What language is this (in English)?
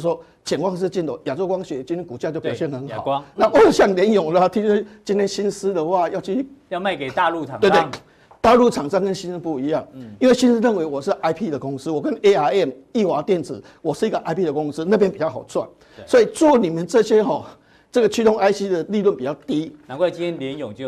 Chinese